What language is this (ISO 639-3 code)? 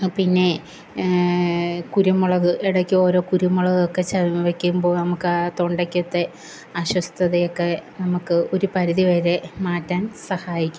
mal